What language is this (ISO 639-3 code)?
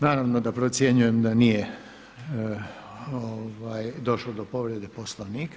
hrv